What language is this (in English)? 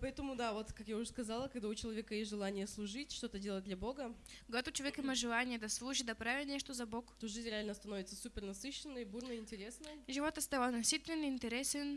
Russian